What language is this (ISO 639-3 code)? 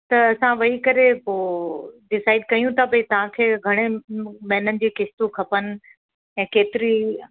snd